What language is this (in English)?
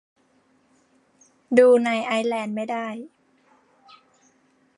Thai